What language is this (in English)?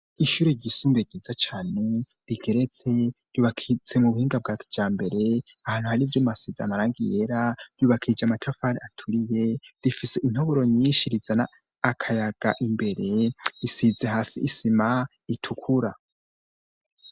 Rundi